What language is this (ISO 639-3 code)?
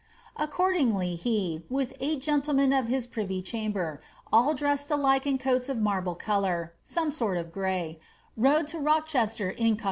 eng